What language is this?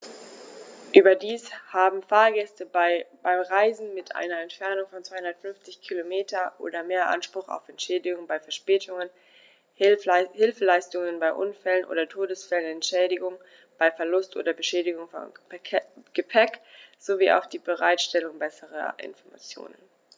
German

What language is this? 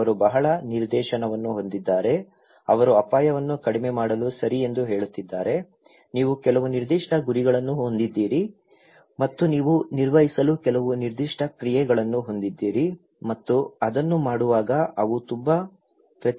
Kannada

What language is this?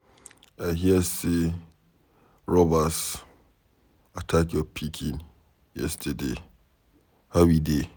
Nigerian Pidgin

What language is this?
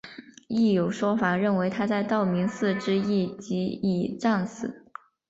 Chinese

